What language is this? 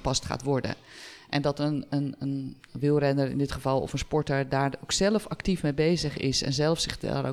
Dutch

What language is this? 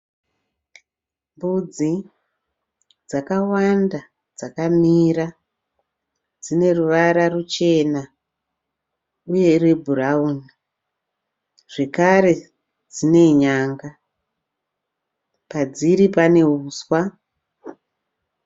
Shona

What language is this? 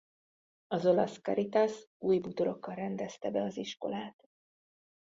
Hungarian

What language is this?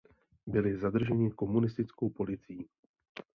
Czech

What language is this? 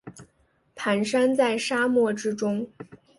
Chinese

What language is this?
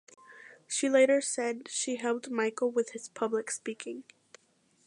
English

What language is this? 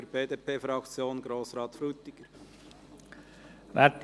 Swiss German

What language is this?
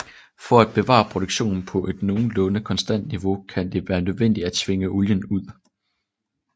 Danish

